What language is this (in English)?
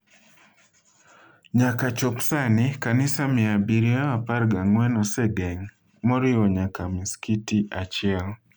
Luo (Kenya and Tanzania)